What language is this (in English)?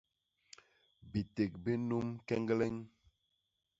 Basaa